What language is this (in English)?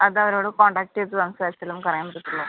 Malayalam